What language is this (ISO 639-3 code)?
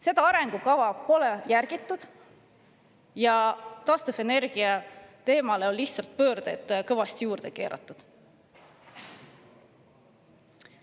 est